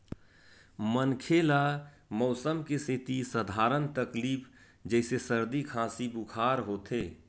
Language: Chhattisgarhi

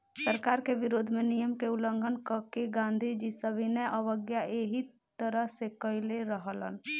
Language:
Bhojpuri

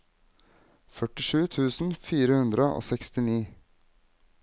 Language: Norwegian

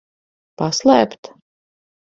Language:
Latvian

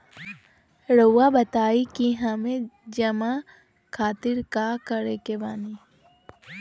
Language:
Magahi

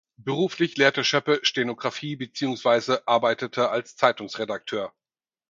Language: German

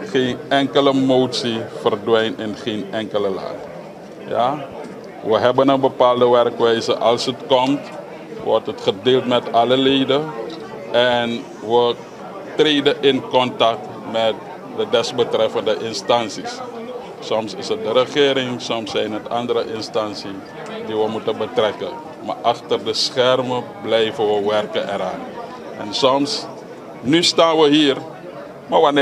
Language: Dutch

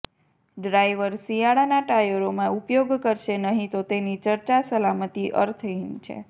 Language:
Gujarati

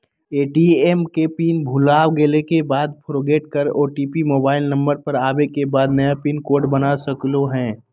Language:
Magahi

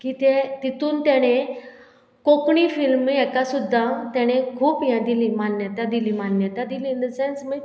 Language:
Konkani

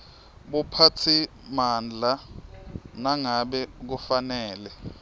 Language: Swati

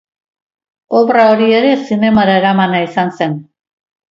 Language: Basque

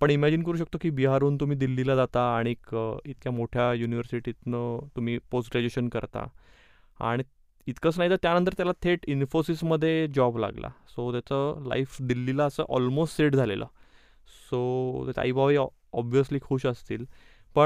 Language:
Marathi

